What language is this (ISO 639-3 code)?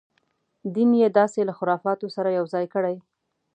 pus